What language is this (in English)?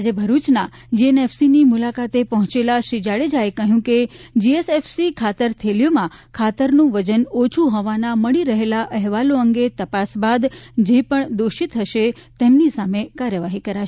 Gujarati